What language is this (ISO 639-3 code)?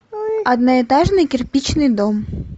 rus